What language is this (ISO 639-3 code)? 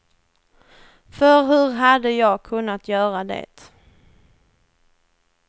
swe